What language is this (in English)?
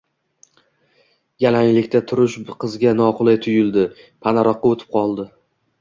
Uzbek